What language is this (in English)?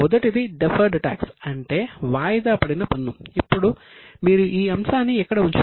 Telugu